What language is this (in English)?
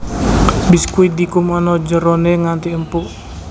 Javanese